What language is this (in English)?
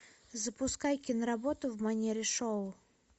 Russian